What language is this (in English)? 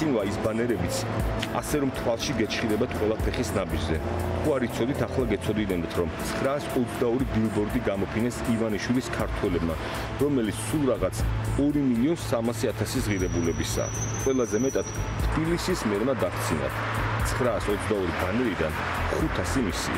Romanian